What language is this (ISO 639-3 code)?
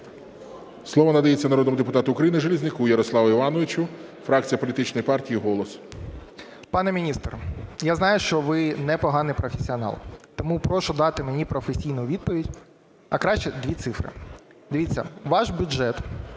ukr